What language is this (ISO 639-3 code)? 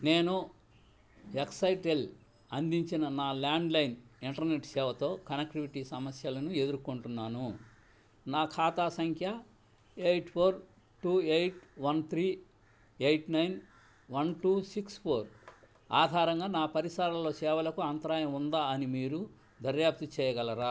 tel